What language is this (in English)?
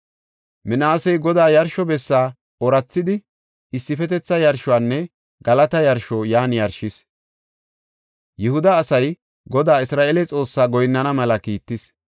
Gofa